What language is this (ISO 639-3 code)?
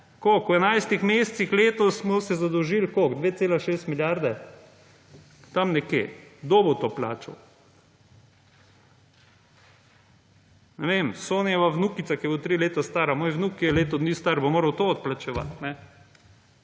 slv